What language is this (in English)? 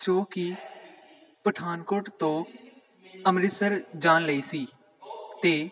Punjabi